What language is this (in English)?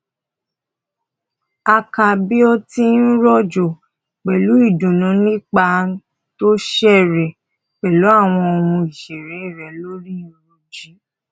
Yoruba